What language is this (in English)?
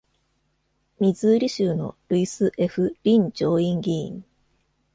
Japanese